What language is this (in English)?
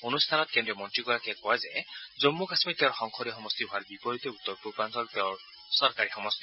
Assamese